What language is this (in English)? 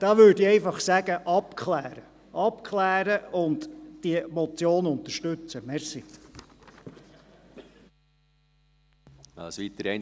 Swiss German